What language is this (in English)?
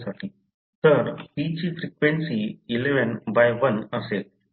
Marathi